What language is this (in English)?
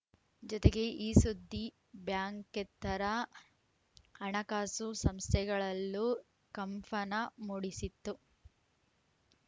Kannada